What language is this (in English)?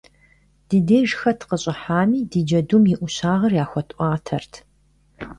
Kabardian